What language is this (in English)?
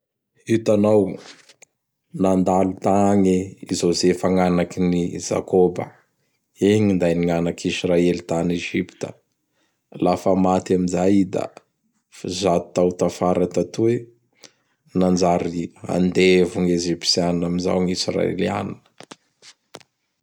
Bara Malagasy